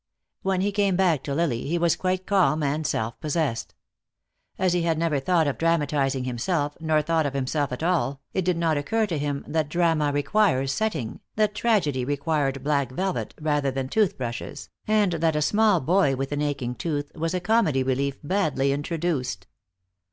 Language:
English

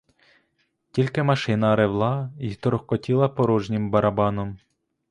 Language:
Ukrainian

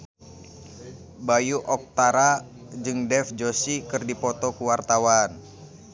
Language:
Sundanese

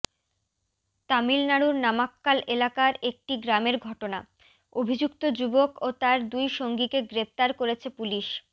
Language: Bangla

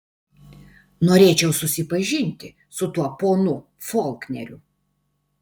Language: Lithuanian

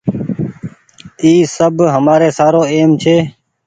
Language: Goaria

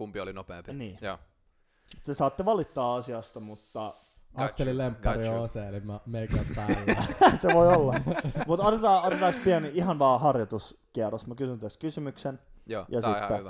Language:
Finnish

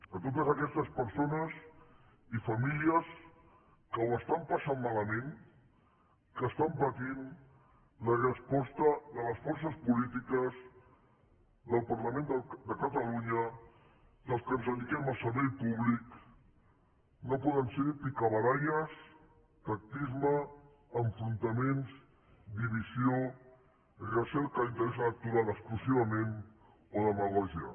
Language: Catalan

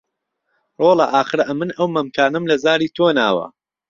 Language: Central Kurdish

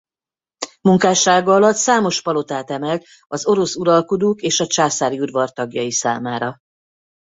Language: Hungarian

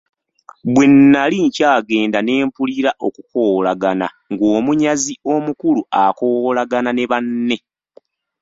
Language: Ganda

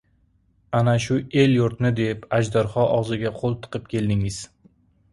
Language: Uzbek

